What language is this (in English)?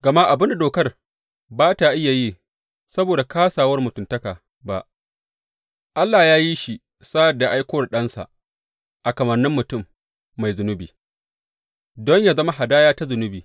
Hausa